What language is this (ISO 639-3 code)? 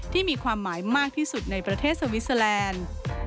tha